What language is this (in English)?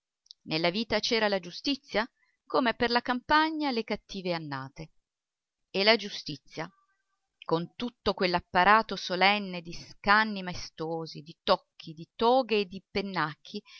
Italian